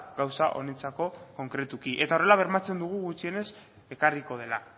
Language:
Basque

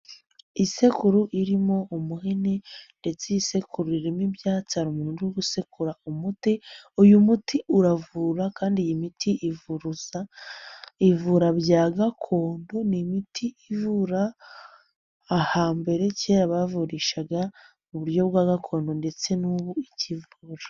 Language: Kinyarwanda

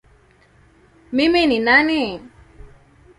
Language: Swahili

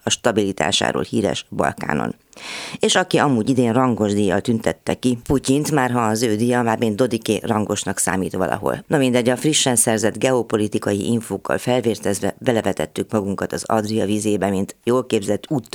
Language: Hungarian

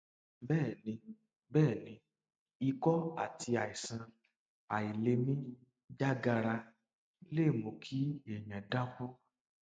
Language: Yoruba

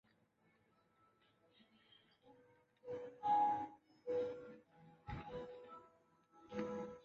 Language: Chinese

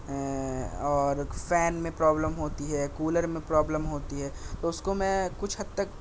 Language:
Urdu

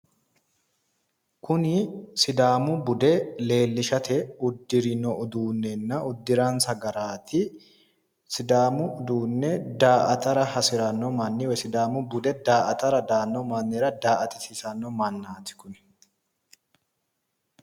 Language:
Sidamo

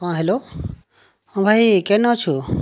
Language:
Odia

